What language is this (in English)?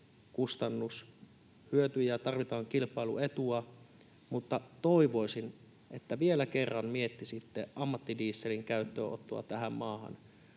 Finnish